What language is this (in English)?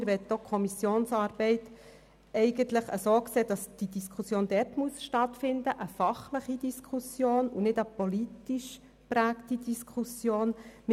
Swiss German